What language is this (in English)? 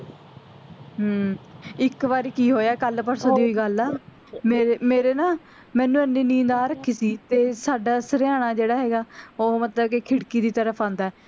Punjabi